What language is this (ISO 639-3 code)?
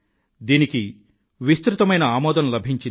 tel